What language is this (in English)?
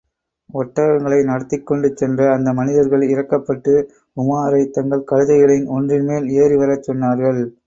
Tamil